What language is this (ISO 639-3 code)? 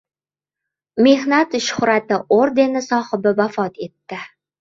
uzb